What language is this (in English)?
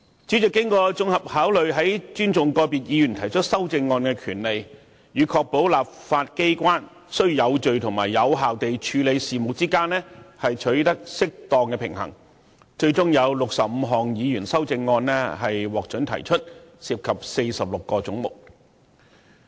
Cantonese